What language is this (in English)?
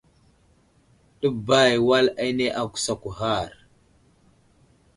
Wuzlam